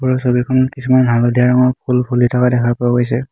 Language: Assamese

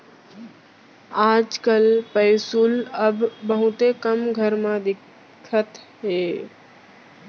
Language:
Chhattisgarhi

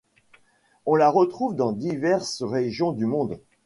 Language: French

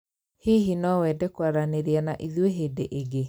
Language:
Kikuyu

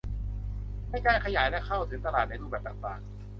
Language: Thai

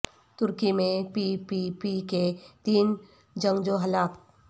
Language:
Urdu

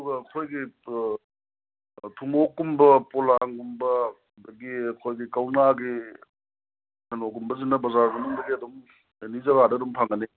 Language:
Manipuri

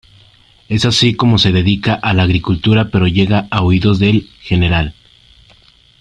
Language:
Spanish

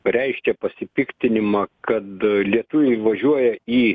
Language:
Lithuanian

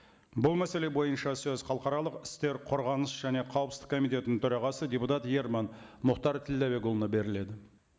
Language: Kazakh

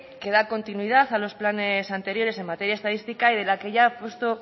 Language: Spanish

